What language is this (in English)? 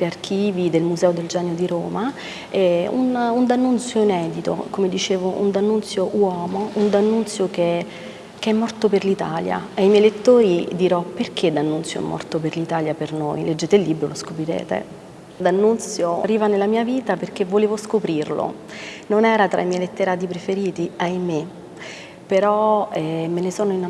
Italian